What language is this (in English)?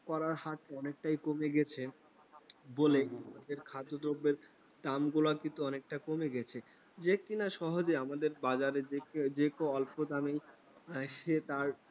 Bangla